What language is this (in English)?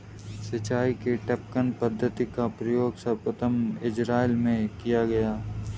Hindi